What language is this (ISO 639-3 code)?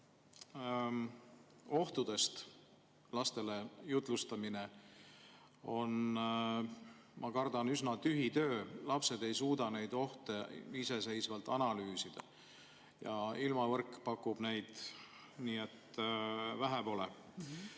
est